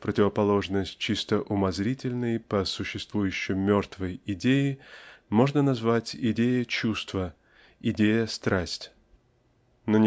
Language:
Russian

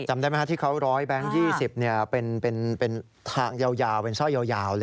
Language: Thai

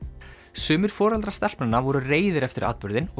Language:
Icelandic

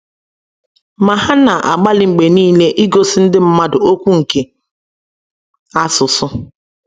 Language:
Igbo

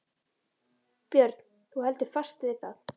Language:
Icelandic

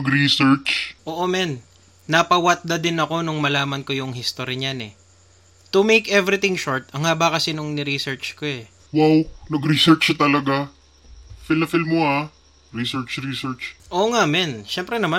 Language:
Filipino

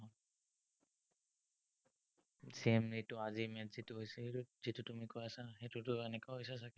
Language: Assamese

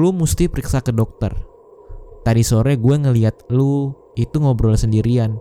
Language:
Indonesian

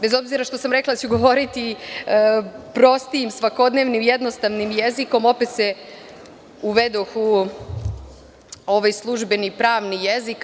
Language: Serbian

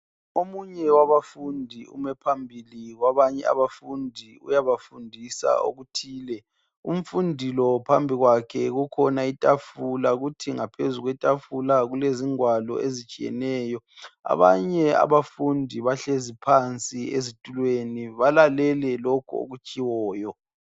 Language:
North Ndebele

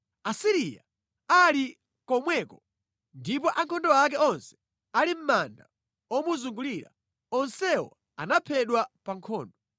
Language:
Nyanja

